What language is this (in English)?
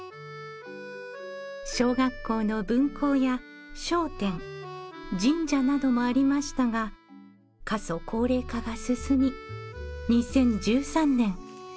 Japanese